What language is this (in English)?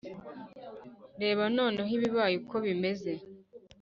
Kinyarwanda